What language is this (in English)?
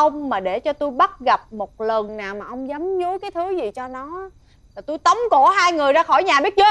Vietnamese